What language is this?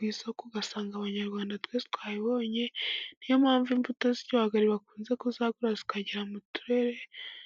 Kinyarwanda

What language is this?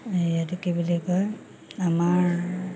Assamese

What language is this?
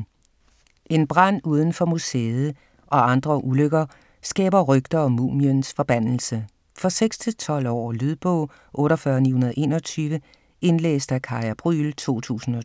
Danish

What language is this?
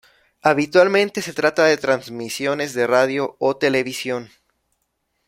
Spanish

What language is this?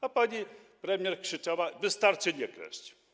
Polish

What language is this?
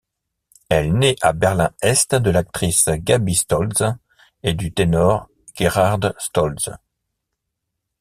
French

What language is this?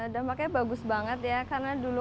Indonesian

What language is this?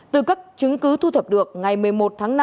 Vietnamese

